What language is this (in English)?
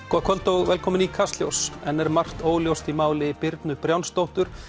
Icelandic